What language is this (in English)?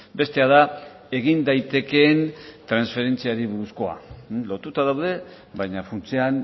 Basque